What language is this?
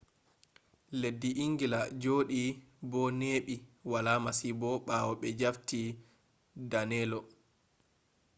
Fula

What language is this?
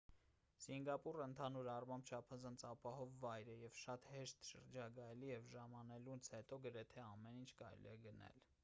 Armenian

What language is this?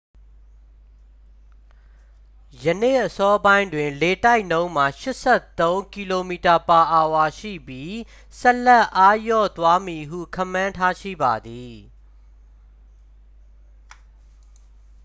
Burmese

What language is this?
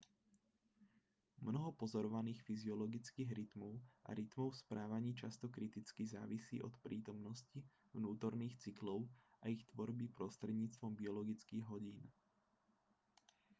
Slovak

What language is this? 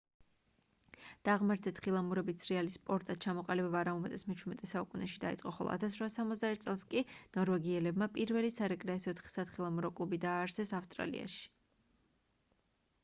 Georgian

